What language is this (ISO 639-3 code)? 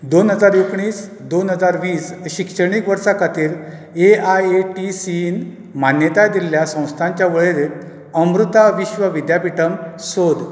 kok